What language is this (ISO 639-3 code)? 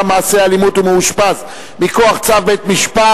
heb